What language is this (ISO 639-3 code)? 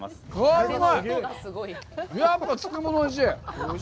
jpn